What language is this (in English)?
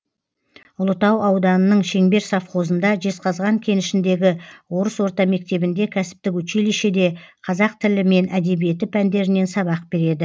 Kazakh